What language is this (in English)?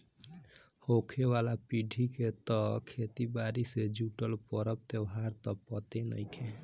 Bhojpuri